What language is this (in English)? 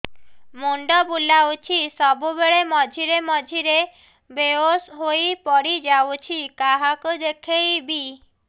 Odia